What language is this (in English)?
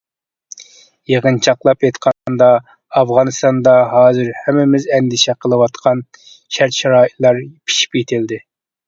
Uyghur